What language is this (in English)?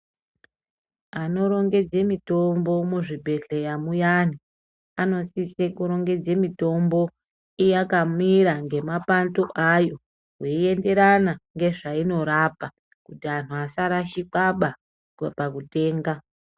Ndau